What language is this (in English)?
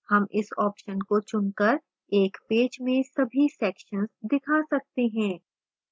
Hindi